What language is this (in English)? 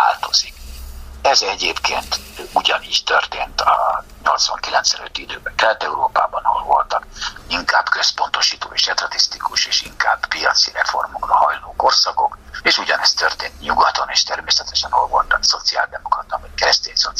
Hungarian